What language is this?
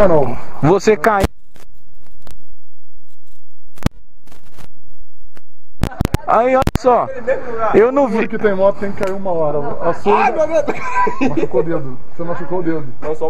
Portuguese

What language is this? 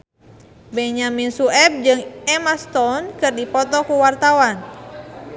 Sundanese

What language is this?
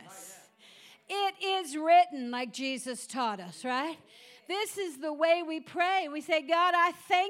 English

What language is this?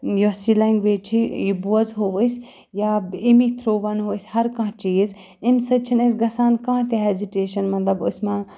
Kashmiri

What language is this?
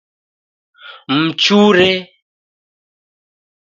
Taita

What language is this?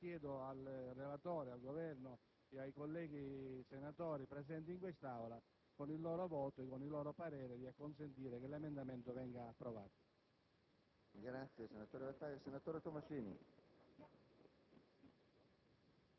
Italian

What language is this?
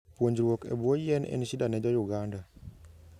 Luo (Kenya and Tanzania)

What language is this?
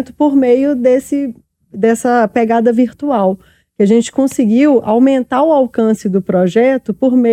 Portuguese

